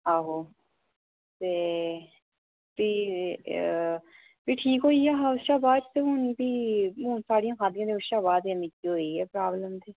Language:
Dogri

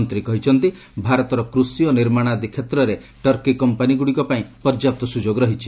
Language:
Odia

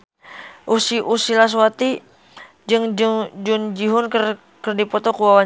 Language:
Sundanese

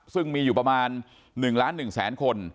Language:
Thai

